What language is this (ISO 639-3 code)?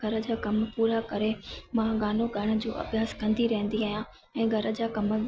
snd